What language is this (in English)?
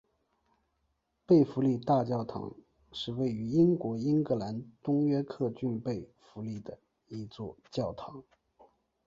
Chinese